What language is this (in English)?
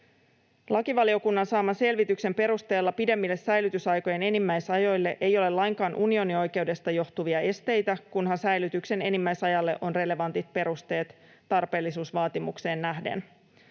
Finnish